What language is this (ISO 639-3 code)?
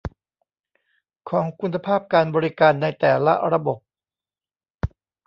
tha